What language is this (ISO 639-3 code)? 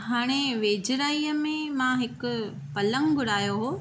snd